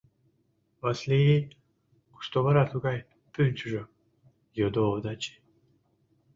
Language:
Mari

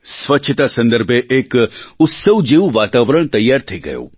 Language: Gujarati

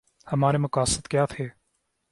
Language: Urdu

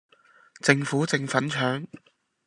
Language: Cantonese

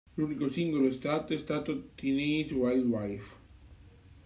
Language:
Italian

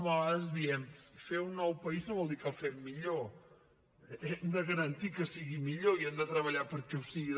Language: Catalan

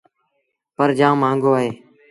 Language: Sindhi Bhil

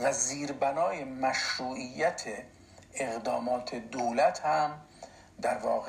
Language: Persian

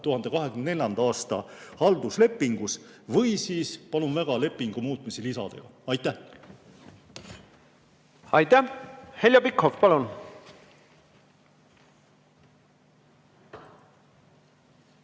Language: Estonian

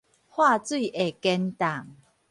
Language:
Min Nan Chinese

